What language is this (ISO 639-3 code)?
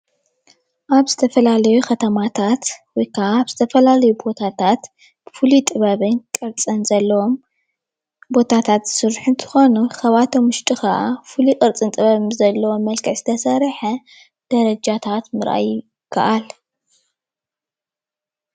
tir